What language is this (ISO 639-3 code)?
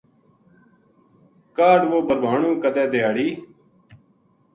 gju